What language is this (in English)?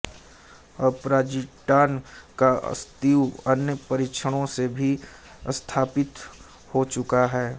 Hindi